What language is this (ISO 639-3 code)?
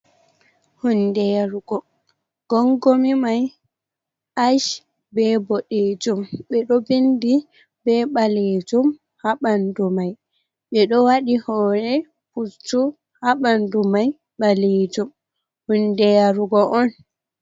ful